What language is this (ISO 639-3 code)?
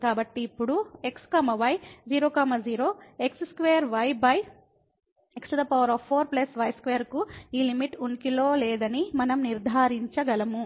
tel